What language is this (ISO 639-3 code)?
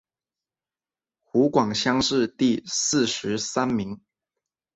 zho